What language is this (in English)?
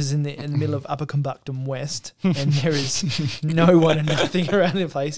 English